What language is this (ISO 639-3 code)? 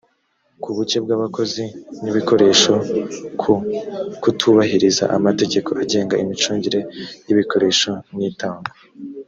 kin